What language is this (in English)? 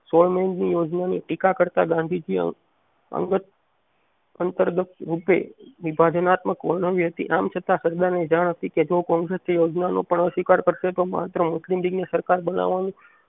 Gujarati